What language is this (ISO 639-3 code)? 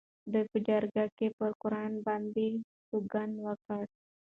pus